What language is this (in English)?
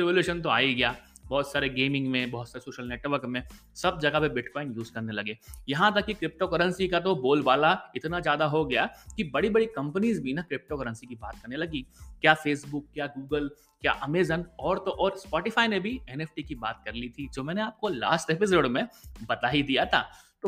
Hindi